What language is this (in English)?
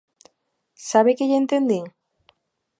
Galician